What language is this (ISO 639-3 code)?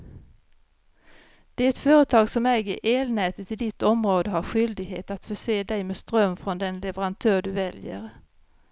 swe